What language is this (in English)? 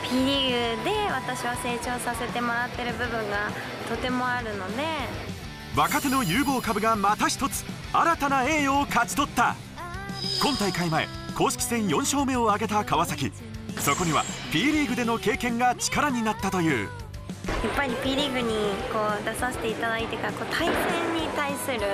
Japanese